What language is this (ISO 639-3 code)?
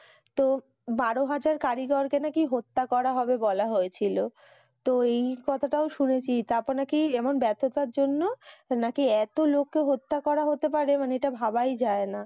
ben